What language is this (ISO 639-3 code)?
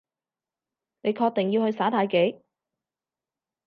yue